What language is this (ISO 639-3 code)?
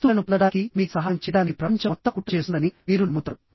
tel